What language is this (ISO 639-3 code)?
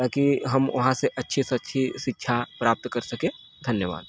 hin